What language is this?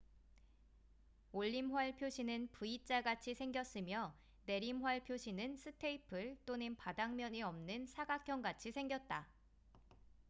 Korean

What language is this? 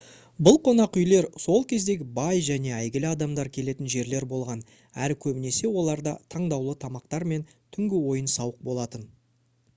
Kazakh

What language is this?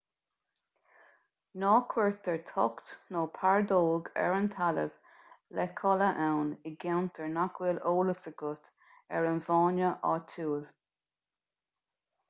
Irish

